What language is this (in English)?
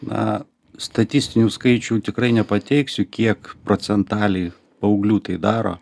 Lithuanian